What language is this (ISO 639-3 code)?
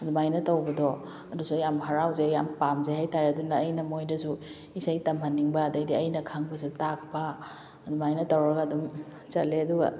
mni